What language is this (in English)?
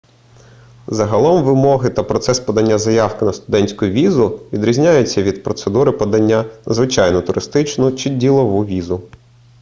Ukrainian